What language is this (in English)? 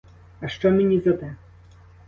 Ukrainian